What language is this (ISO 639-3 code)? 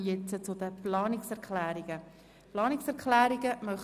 gsw